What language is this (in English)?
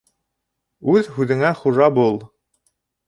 Bashkir